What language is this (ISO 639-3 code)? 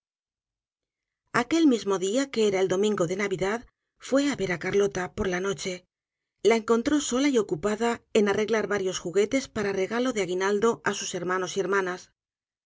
spa